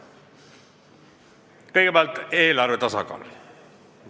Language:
Estonian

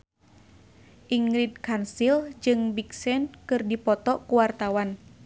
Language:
Sundanese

